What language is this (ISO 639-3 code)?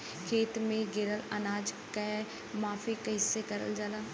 bho